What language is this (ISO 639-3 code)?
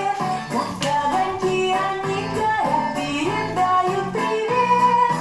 rus